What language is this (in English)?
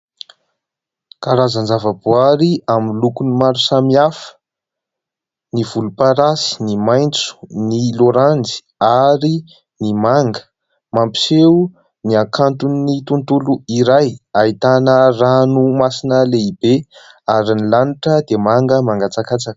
Malagasy